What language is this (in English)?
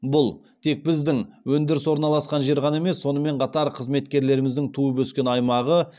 Kazakh